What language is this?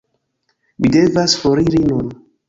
Esperanto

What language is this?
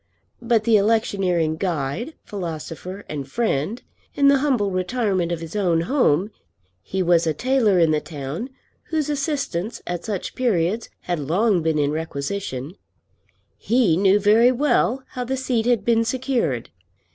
English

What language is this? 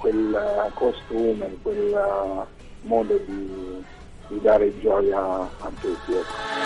Italian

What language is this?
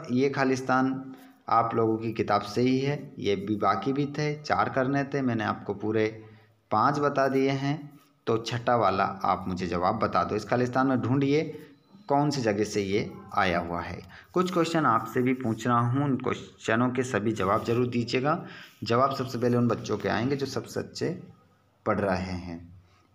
Hindi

